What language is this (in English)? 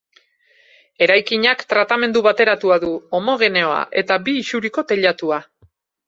Basque